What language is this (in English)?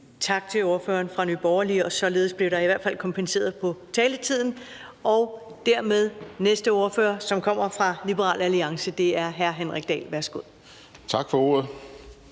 Danish